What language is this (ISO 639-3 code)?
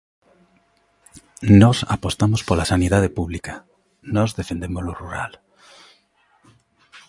glg